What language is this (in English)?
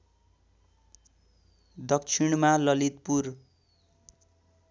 Nepali